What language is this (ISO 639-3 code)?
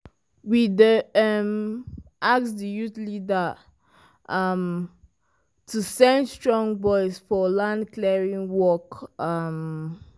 pcm